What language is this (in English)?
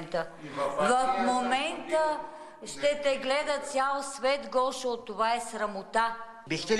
Bulgarian